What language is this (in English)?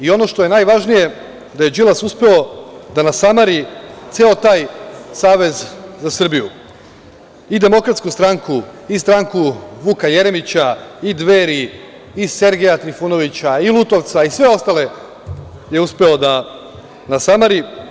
Serbian